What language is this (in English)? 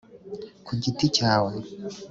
Kinyarwanda